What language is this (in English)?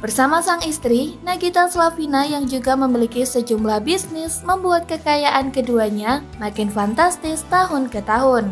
Indonesian